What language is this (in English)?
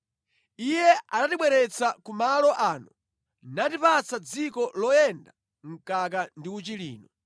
Nyanja